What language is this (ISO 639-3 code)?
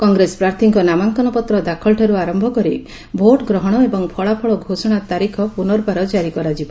ori